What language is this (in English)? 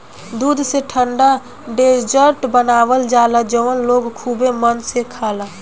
Bhojpuri